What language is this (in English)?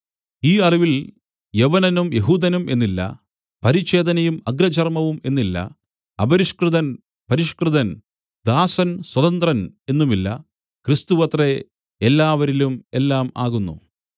Malayalam